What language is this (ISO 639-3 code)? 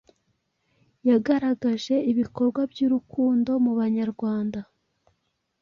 kin